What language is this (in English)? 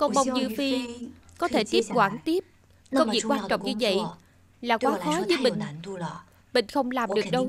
Vietnamese